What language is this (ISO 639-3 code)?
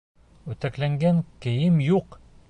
bak